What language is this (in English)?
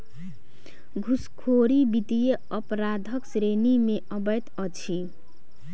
Maithili